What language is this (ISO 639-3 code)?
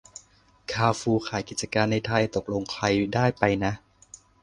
tha